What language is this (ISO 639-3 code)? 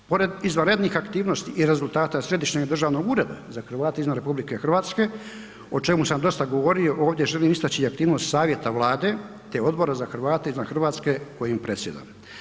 hrv